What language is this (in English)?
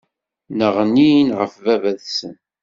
Kabyle